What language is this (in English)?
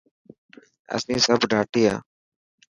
Dhatki